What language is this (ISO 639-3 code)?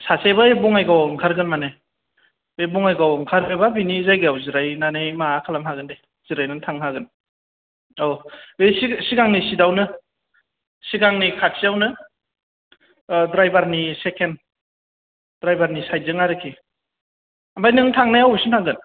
brx